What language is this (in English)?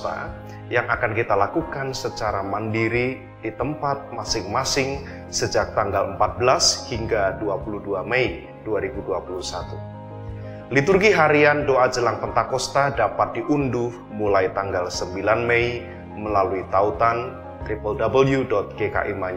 Indonesian